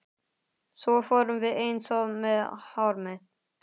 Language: Icelandic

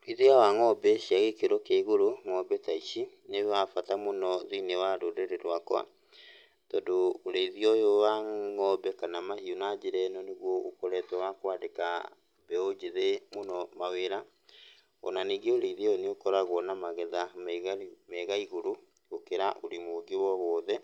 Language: Kikuyu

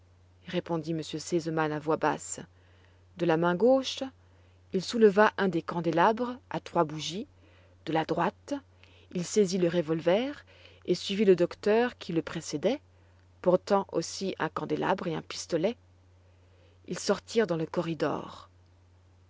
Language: French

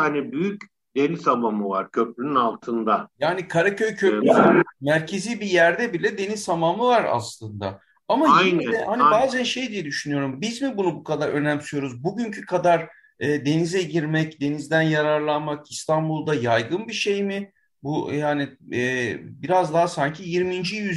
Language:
Turkish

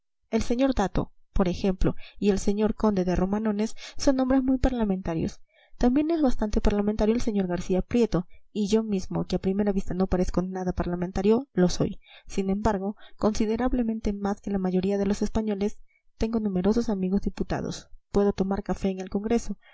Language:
Spanish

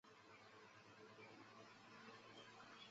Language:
Chinese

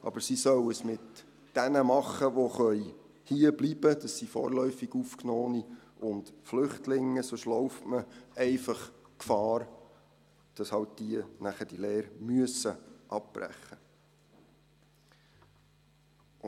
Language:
Swiss German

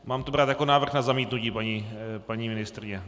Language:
Czech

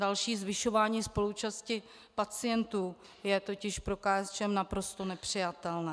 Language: Czech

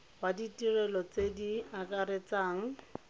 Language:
Tswana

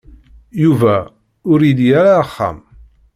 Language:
Kabyle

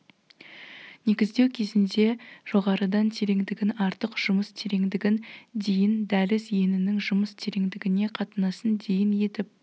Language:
Kazakh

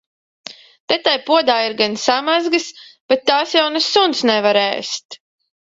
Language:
Latvian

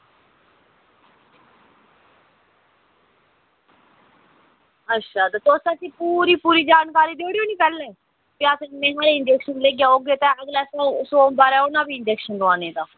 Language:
Dogri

